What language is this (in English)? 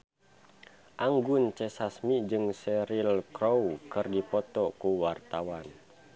Sundanese